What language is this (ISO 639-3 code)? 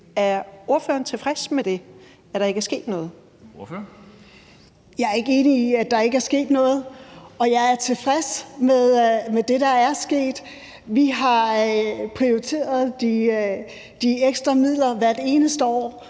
dan